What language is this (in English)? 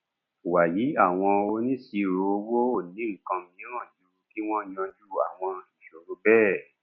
Yoruba